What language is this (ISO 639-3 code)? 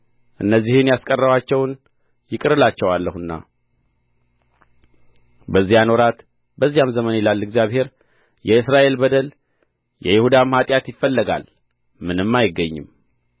amh